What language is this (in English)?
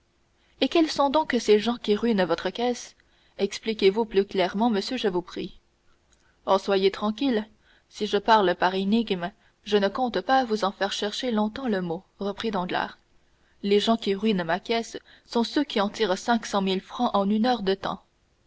French